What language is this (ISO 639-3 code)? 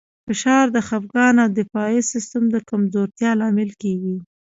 pus